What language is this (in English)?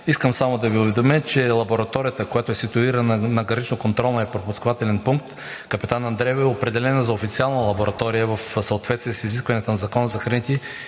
Bulgarian